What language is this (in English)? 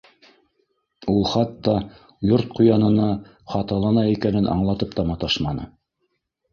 Bashkir